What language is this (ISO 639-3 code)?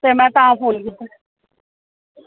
doi